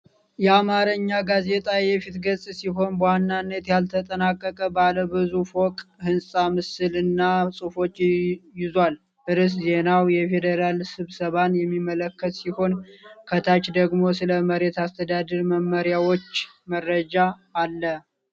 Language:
Amharic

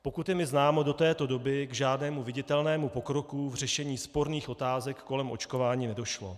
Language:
Czech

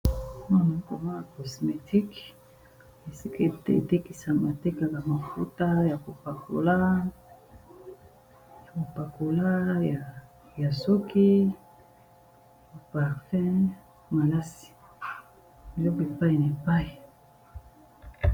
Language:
Lingala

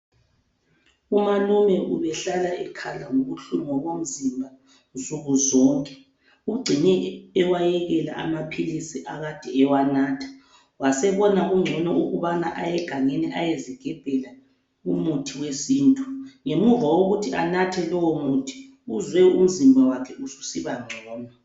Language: North Ndebele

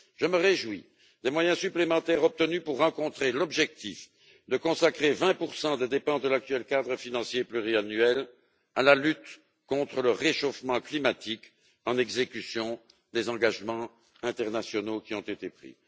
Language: French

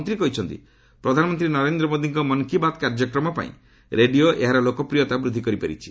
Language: Odia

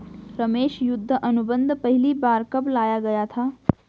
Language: Hindi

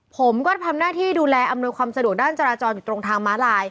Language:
Thai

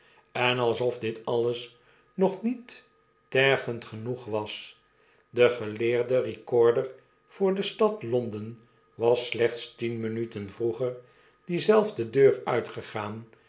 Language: Dutch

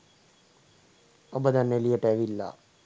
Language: Sinhala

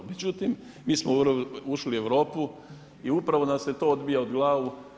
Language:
Croatian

